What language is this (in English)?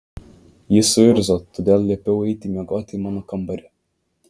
Lithuanian